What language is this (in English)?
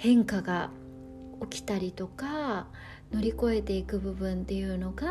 Japanese